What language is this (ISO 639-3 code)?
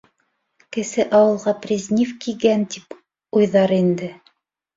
bak